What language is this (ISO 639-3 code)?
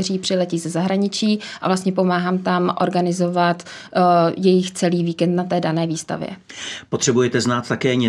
ces